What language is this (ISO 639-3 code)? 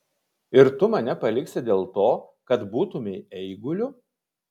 lit